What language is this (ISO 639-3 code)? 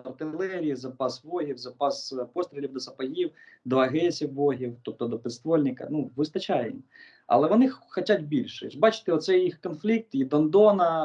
ukr